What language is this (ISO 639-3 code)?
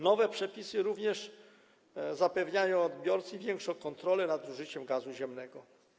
pol